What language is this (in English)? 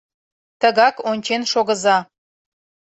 Mari